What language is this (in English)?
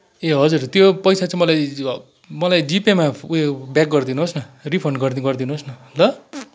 Nepali